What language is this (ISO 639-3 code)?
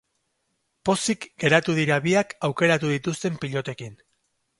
eus